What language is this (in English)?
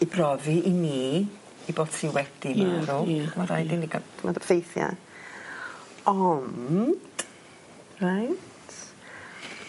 Welsh